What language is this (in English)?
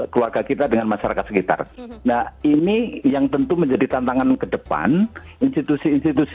Indonesian